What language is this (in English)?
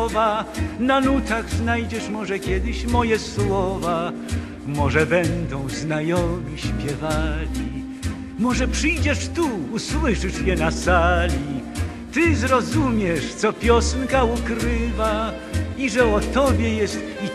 Polish